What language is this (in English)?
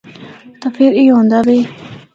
Northern Hindko